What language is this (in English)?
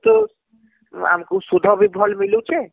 Odia